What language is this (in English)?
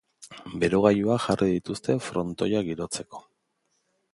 Basque